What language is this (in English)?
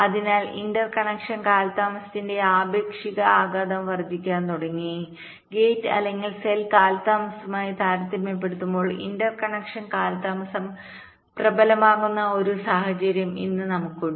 Malayalam